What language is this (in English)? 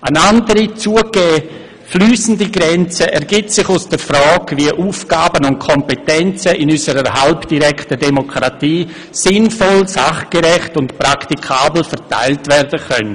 Swiss German